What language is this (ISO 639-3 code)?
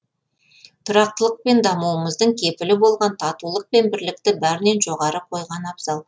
kaz